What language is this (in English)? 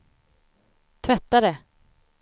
Swedish